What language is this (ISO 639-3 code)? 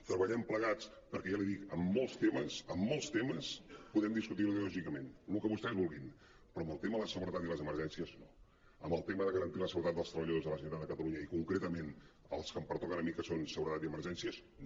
cat